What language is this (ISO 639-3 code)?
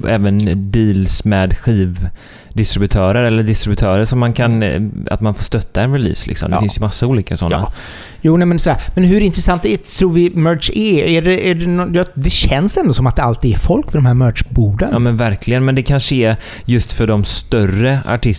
swe